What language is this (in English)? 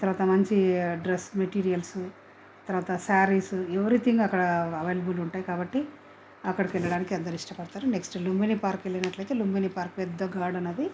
Telugu